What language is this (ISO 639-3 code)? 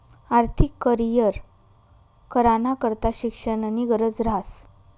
mar